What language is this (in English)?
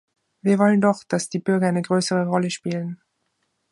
German